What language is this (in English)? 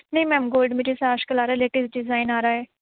Urdu